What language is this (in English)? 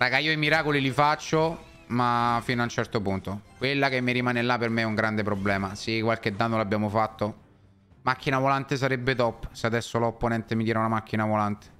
Italian